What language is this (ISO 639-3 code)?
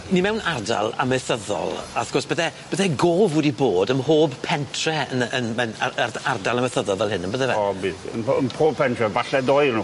cym